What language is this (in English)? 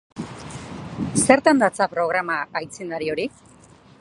Basque